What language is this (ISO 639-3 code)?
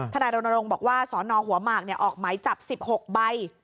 tha